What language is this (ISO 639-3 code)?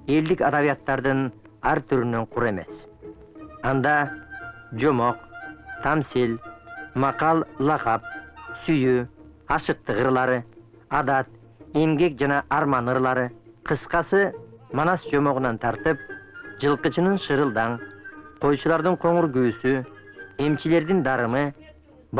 tur